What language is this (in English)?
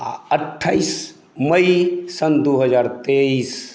Maithili